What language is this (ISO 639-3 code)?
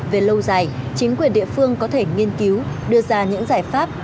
vie